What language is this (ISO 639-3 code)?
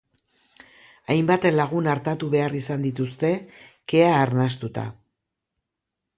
eus